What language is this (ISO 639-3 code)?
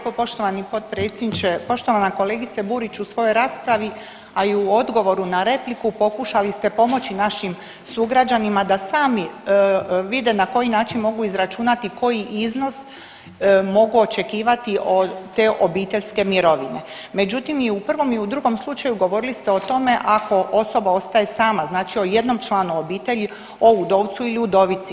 hrv